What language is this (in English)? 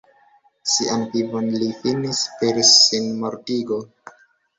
Esperanto